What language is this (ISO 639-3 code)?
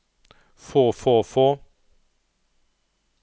nor